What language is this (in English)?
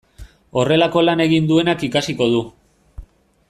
Basque